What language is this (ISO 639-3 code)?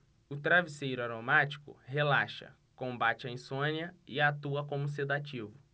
por